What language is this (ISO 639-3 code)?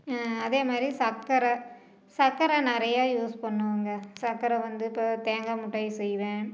tam